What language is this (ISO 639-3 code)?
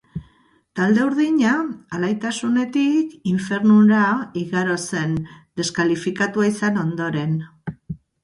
eus